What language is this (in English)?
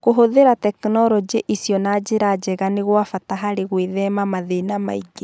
Kikuyu